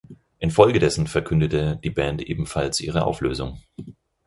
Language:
German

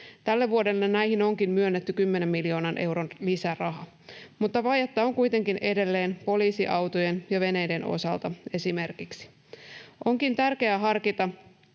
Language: Finnish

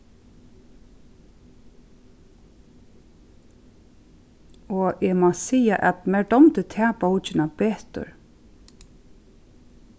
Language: Faroese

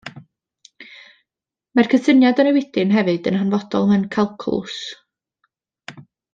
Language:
Welsh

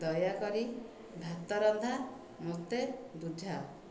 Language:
Odia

